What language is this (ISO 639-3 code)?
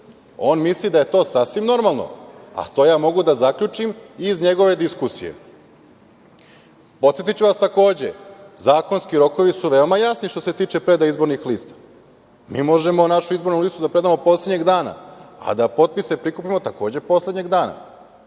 srp